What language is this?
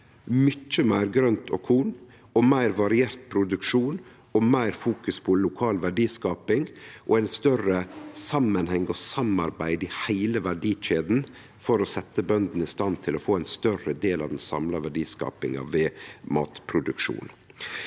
Norwegian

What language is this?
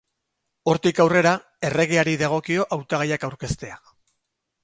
Basque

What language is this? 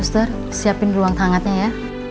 Indonesian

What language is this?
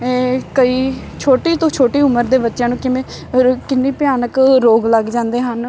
Punjabi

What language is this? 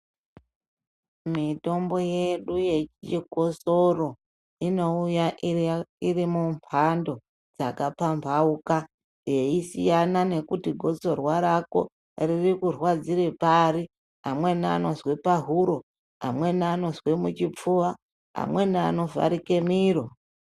Ndau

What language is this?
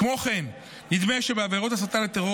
Hebrew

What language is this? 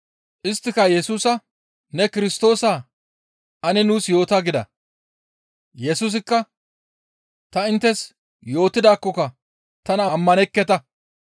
Gamo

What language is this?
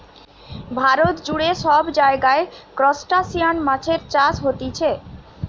Bangla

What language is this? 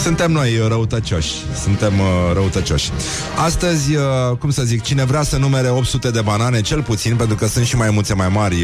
Romanian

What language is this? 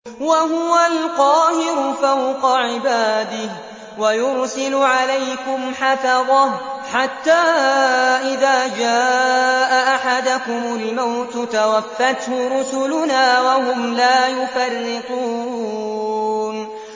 Arabic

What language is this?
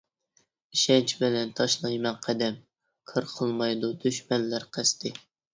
Uyghur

